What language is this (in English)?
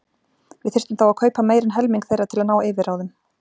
Icelandic